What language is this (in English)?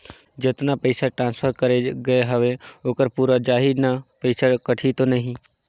Chhattisgarhi